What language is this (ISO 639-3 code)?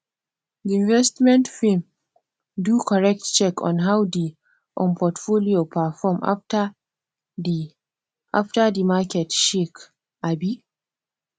pcm